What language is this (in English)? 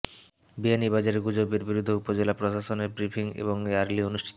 Bangla